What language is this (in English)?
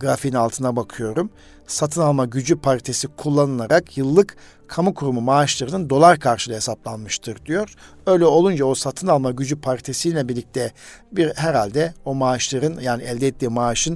Turkish